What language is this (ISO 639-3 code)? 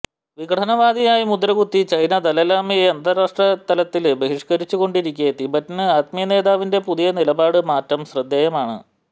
mal